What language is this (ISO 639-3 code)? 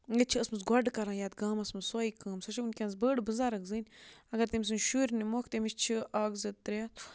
kas